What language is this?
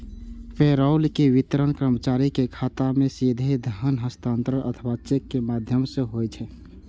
Maithili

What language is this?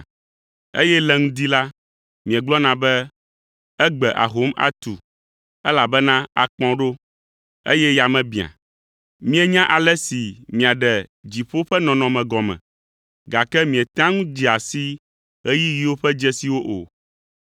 Ewe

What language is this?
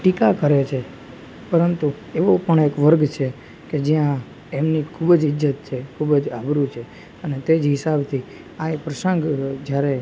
Gujarati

